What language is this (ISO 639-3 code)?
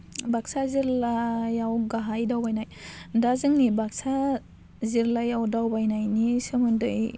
brx